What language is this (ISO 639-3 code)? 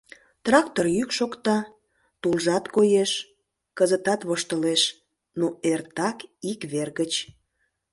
chm